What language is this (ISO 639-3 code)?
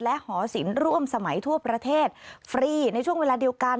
tha